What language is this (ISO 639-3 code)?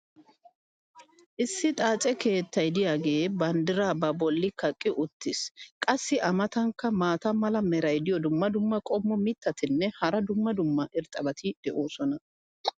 wal